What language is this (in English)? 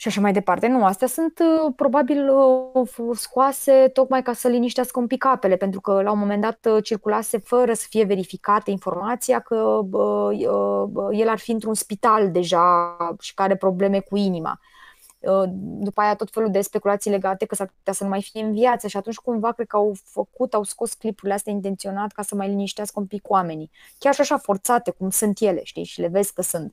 Romanian